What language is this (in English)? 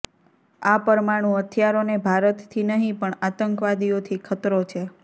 Gujarati